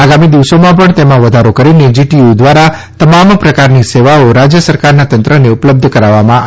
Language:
Gujarati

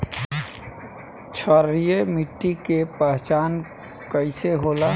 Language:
Bhojpuri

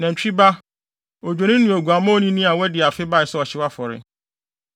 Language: Akan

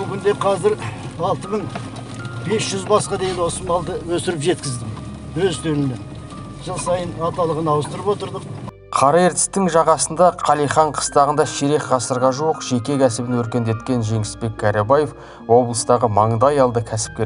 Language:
Turkish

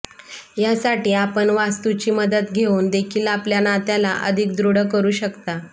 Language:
Marathi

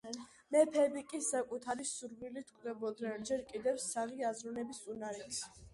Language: Georgian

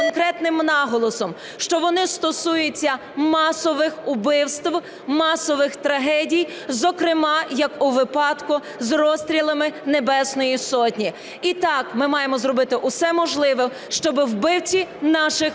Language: Ukrainian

